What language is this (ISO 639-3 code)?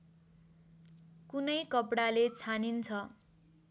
nep